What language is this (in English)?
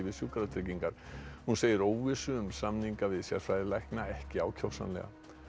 Icelandic